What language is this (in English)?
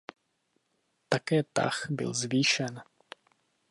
Czech